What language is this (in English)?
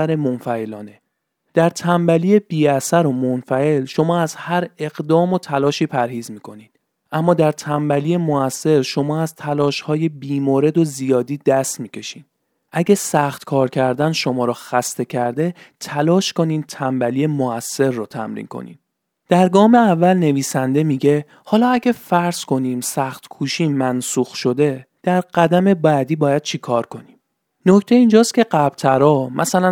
Persian